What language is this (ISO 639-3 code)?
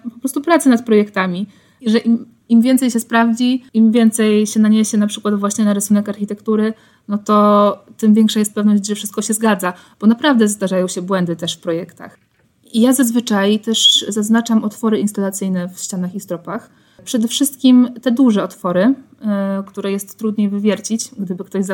pol